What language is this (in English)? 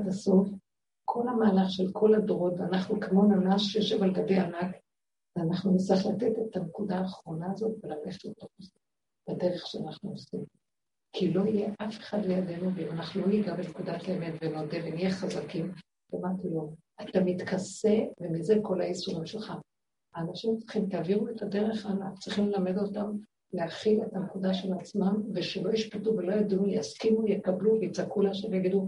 Hebrew